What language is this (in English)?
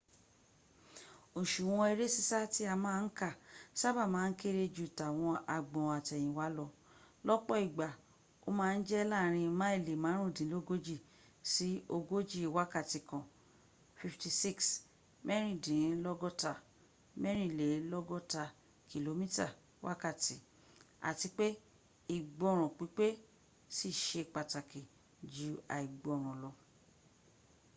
Yoruba